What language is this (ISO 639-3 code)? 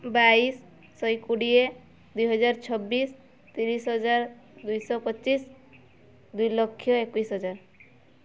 ori